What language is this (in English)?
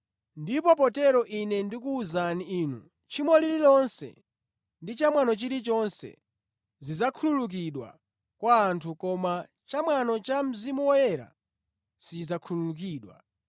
Nyanja